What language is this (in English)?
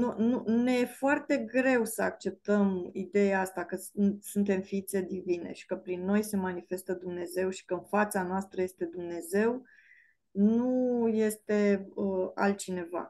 Romanian